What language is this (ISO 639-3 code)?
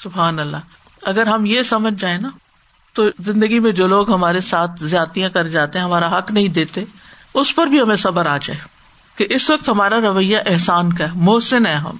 urd